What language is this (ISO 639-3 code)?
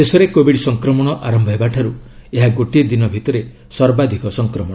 ori